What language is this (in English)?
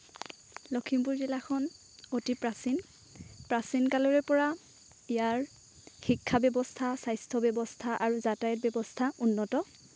Assamese